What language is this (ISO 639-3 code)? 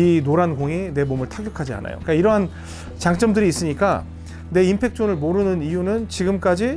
kor